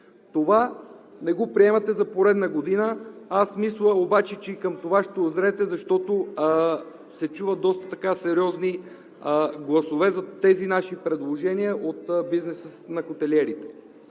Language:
Bulgarian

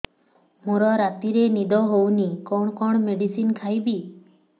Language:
Odia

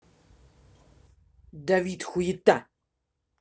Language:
Russian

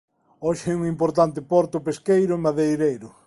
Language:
Galician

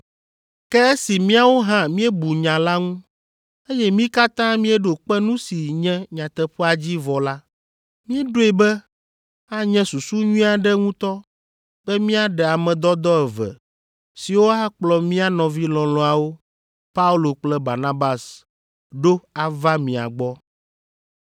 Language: Ewe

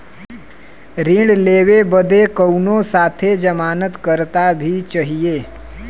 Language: Bhojpuri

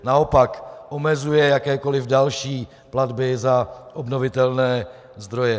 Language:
Czech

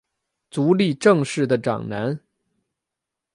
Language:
Chinese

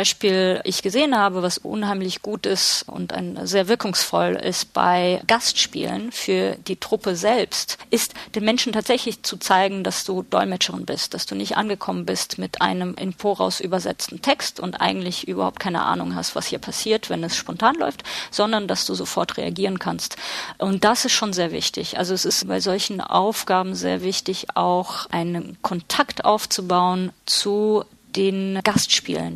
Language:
German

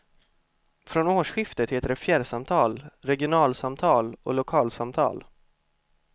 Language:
Swedish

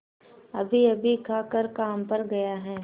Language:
Hindi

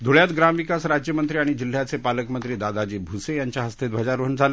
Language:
Marathi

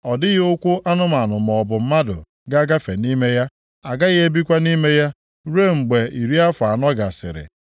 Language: Igbo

